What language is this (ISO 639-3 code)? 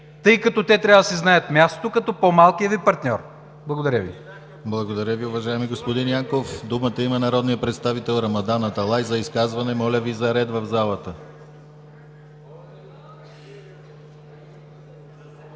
bul